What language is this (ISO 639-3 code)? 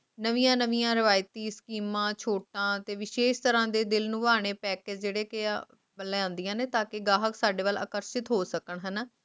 pan